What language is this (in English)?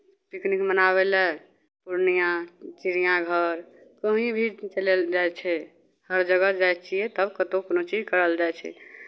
Maithili